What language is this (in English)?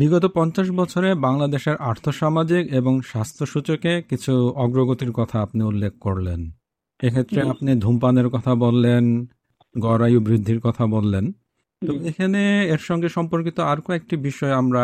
Bangla